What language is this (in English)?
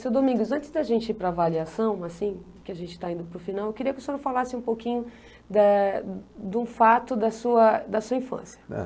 Portuguese